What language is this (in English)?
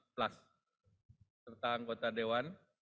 Indonesian